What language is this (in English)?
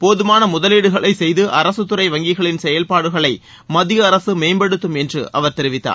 Tamil